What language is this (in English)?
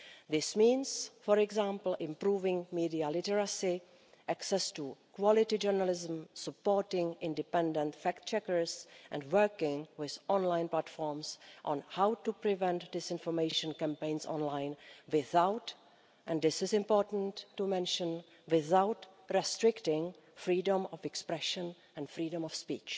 English